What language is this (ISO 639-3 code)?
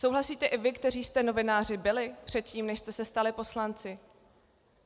ces